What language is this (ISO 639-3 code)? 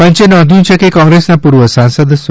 guj